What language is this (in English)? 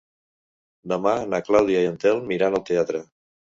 Catalan